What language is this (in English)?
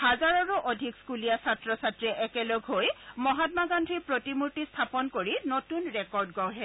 Assamese